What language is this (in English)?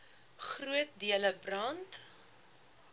Afrikaans